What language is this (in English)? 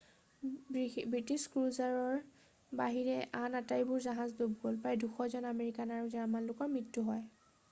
Assamese